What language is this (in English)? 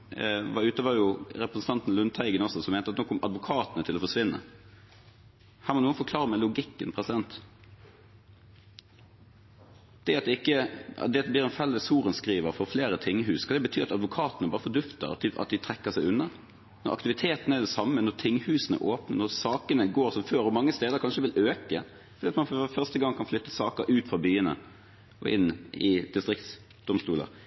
Norwegian Bokmål